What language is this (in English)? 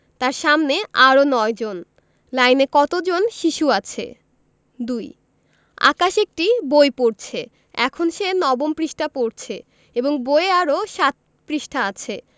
Bangla